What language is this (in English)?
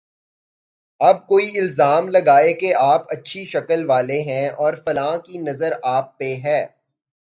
Urdu